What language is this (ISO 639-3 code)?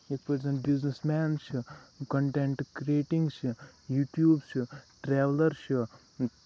kas